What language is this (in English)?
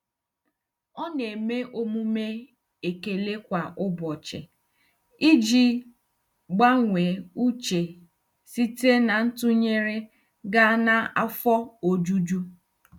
Igbo